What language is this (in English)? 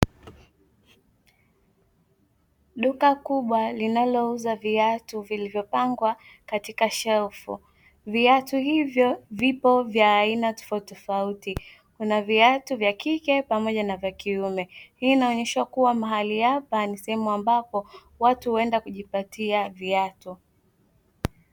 Swahili